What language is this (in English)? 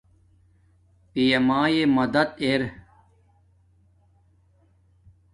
Domaaki